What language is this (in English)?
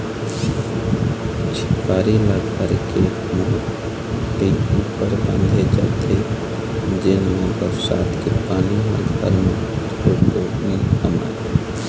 Chhattisgarhi